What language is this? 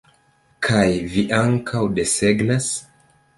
Esperanto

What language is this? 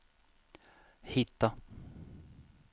Swedish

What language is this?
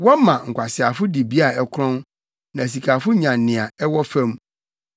Akan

